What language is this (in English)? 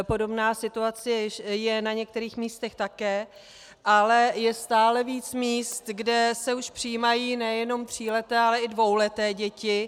Czech